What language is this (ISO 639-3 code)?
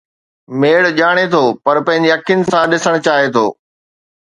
snd